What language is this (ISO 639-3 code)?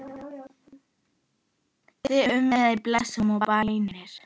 isl